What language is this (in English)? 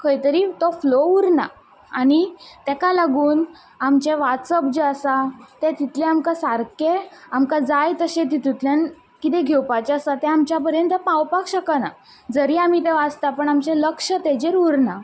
Konkani